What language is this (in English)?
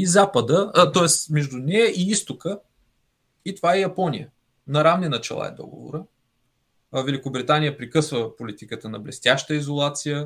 Bulgarian